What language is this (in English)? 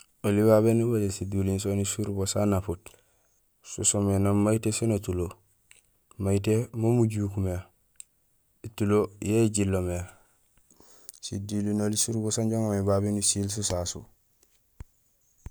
Gusilay